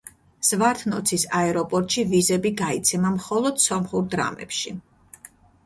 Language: Georgian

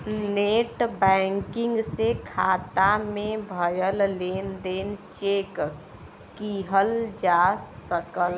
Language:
Bhojpuri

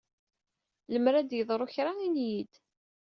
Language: Kabyle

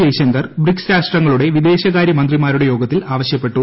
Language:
Malayalam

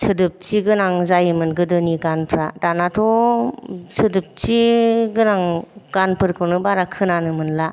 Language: Bodo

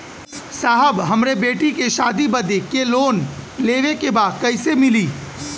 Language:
Bhojpuri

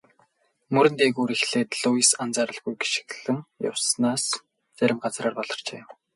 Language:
Mongolian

